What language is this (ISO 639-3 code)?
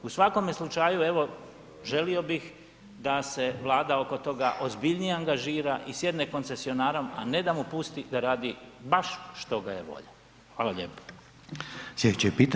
hrv